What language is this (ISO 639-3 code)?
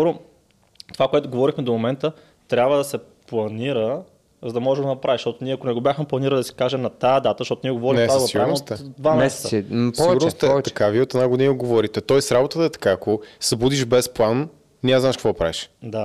bul